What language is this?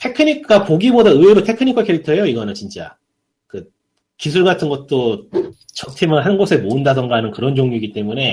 Korean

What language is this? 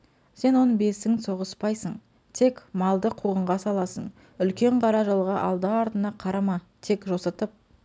Kazakh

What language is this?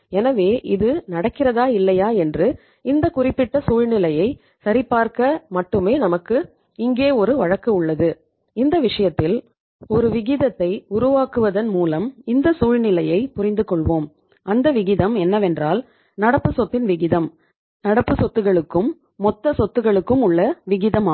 Tamil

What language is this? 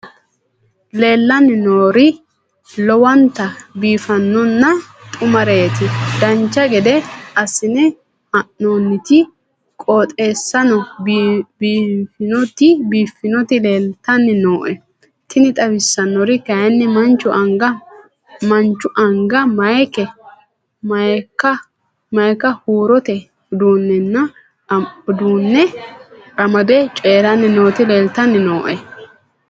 Sidamo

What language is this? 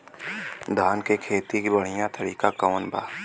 Bhojpuri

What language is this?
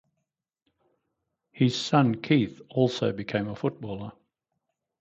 English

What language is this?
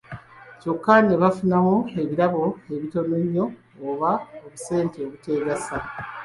Ganda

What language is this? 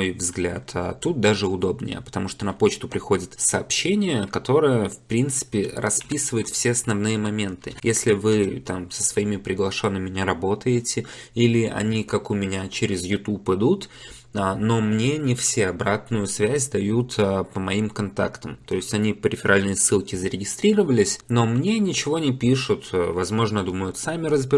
Russian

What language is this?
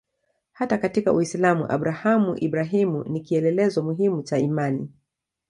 Swahili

